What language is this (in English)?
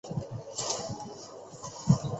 Chinese